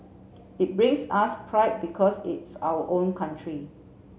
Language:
English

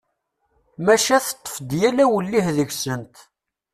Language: Kabyle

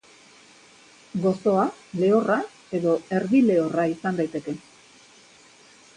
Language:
Basque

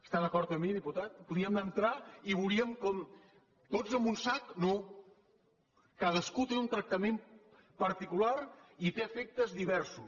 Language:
Catalan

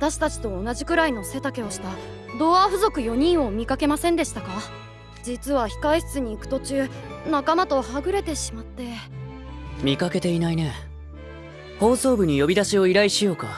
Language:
Japanese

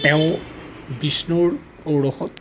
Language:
Assamese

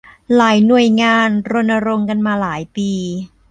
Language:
Thai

